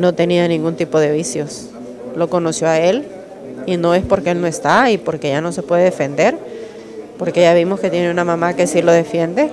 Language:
Spanish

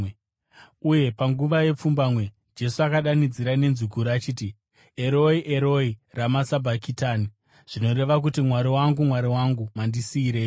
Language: Shona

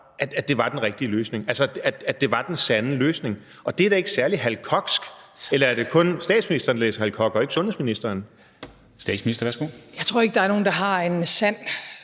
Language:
Danish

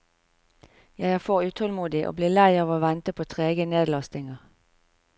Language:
Norwegian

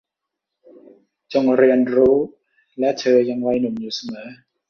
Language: Thai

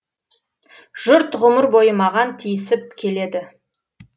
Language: Kazakh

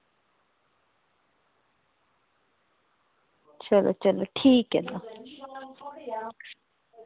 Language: Dogri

